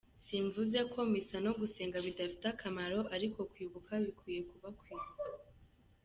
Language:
Kinyarwanda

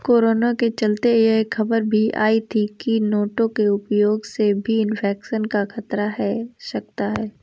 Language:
Hindi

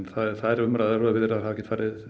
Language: Icelandic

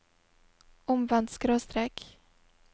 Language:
Norwegian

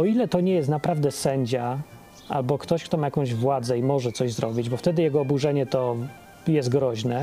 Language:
Polish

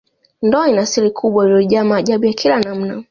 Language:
Swahili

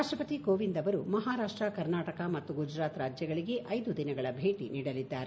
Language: Kannada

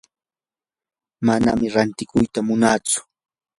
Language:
Yanahuanca Pasco Quechua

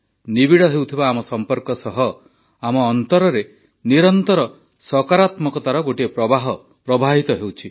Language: Odia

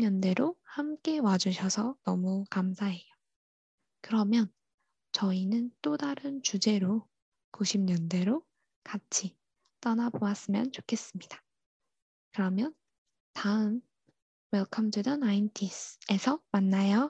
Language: Korean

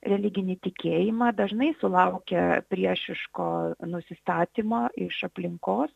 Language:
Lithuanian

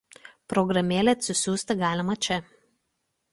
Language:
Lithuanian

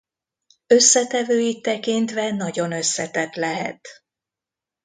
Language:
Hungarian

